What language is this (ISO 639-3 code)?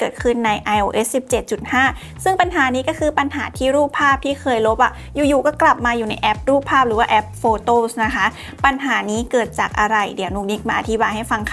tha